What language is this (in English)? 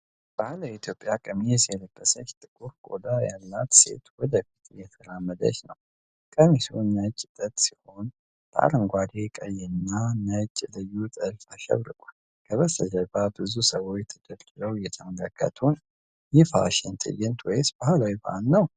Amharic